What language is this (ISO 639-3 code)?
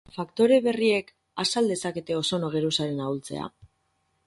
eus